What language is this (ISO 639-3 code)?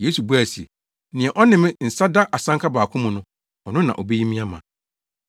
aka